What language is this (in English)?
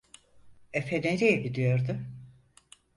Turkish